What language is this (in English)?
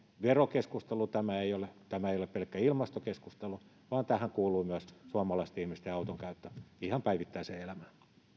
Finnish